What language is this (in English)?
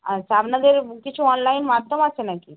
Bangla